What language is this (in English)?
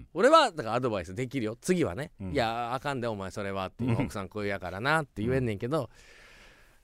Japanese